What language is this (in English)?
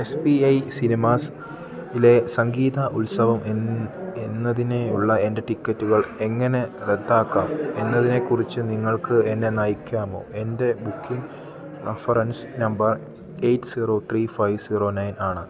Malayalam